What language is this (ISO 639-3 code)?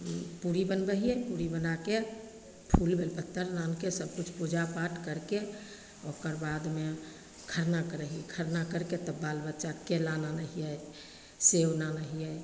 mai